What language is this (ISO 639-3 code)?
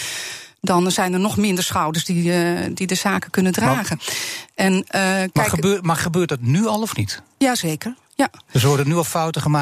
nld